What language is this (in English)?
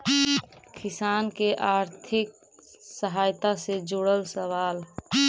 Magahi